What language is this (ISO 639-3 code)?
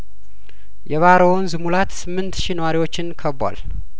amh